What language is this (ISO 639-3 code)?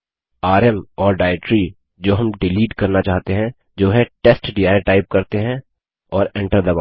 hin